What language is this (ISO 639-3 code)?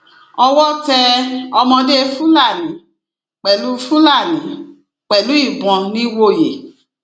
yor